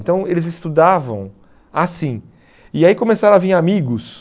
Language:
Portuguese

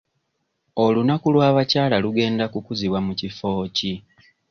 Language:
Ganda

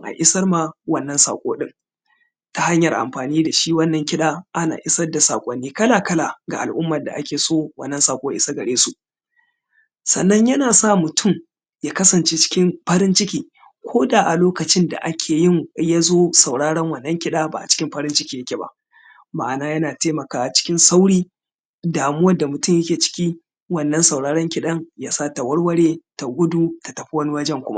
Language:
Hausa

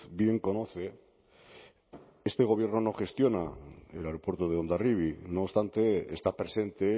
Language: Spanish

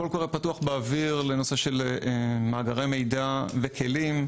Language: Hebrew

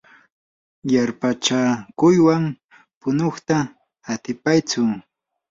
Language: Yanahuanca Pasco Quechua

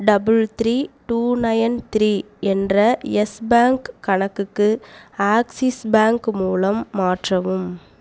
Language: Tamil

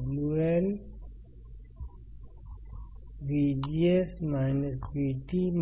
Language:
Hindi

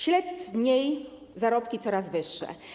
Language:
Polish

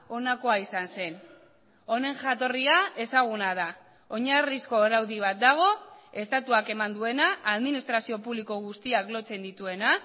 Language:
Basque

